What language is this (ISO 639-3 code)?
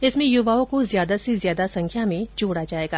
hin